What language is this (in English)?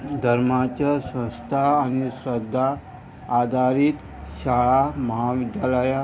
Konkani